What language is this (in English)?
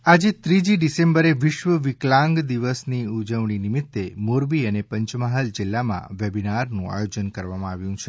Gujarati